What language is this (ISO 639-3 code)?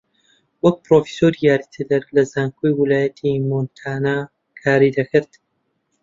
ckb